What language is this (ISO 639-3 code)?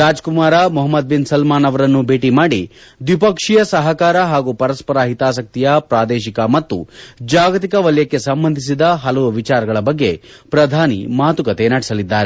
kan